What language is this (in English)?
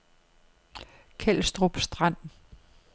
Danish